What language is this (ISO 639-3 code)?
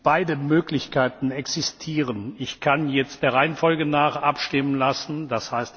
deu